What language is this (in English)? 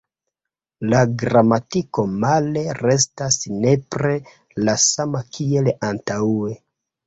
Esperanto